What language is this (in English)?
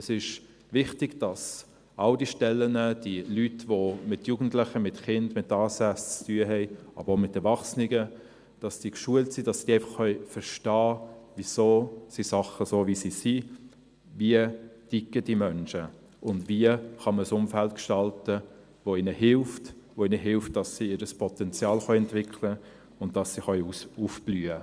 Swiss German